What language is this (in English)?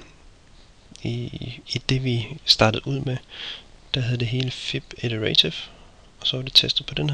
Danish